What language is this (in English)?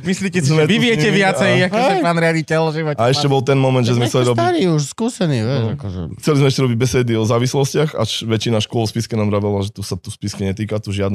Slovak